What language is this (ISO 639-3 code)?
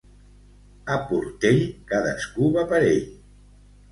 cat